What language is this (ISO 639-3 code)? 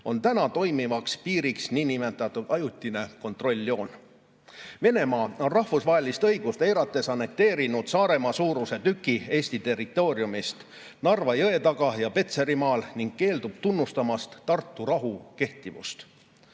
est